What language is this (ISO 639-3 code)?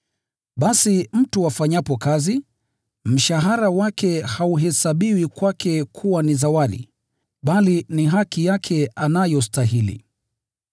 swa